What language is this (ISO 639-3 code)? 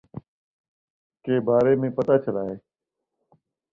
urd